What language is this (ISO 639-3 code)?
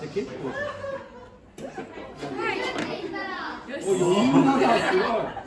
jpn